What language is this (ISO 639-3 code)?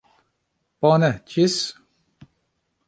epo